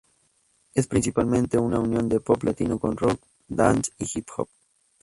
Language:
Spanish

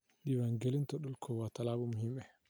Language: Somali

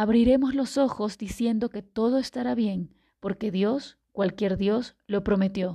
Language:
Spanish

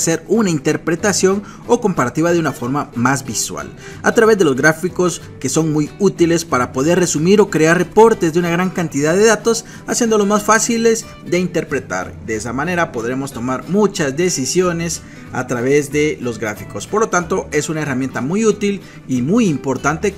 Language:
Spanish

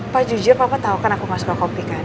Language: Indonesian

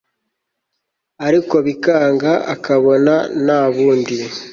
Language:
Kinyarwanda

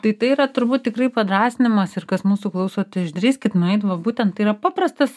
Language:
Lithuanian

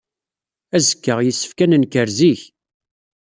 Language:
Kabyle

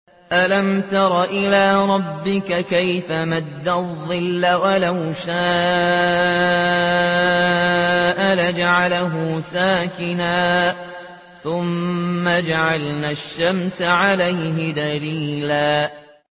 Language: Arabic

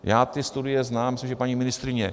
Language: Czech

